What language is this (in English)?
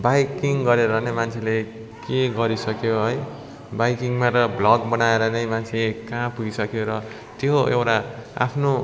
Nepali